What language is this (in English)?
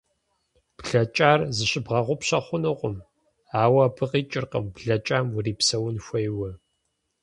Kabardian